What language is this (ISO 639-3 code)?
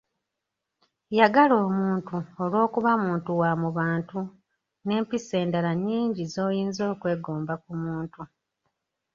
lug